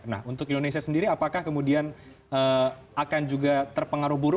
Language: Indonesian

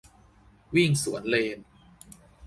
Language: Thai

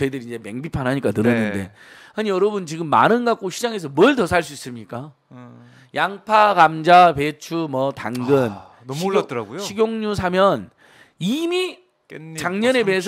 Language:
Korean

